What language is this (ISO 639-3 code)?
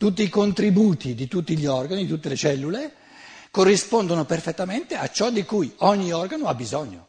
ita